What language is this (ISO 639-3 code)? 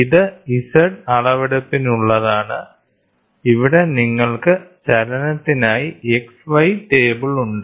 mal